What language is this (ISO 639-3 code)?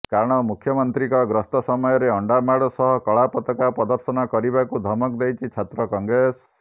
ori